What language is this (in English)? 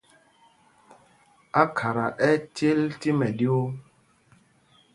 Mpumpong